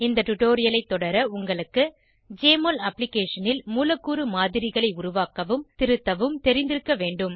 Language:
Tamil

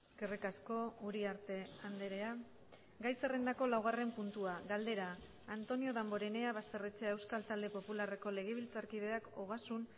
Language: Basque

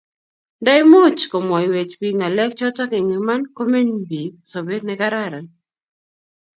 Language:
Kalenjin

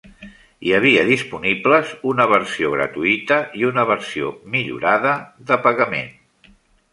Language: Catalan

